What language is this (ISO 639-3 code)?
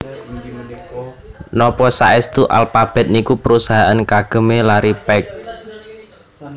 jav